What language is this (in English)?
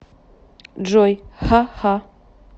Russian